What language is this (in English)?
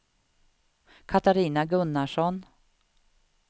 Swedish